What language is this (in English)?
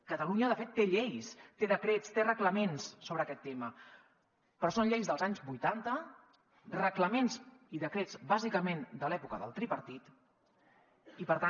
Catalan